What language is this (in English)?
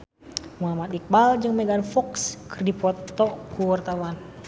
Sundanese